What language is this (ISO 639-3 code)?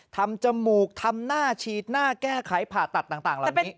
tha